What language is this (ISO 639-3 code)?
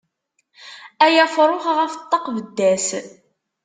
kab